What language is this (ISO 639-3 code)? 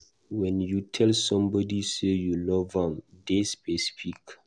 pcm